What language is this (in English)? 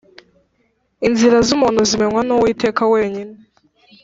Kinyarwanda